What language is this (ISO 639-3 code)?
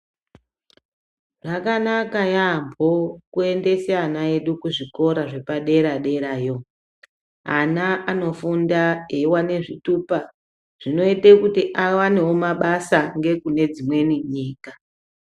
ndc